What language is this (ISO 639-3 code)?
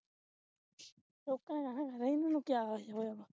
pan